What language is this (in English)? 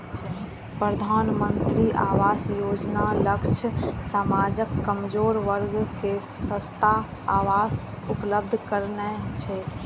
Maithili